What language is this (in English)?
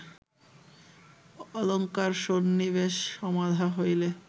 Bangla